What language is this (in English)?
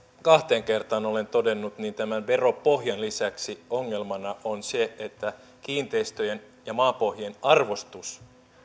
Finnish